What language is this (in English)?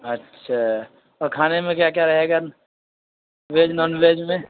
Urdu